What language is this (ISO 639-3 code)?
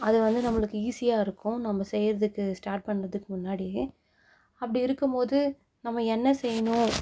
tam